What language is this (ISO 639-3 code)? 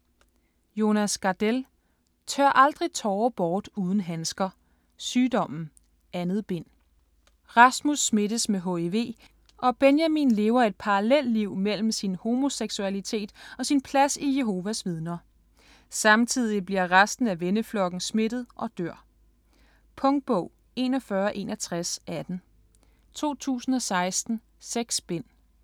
dan